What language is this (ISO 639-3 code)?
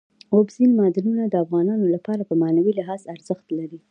pus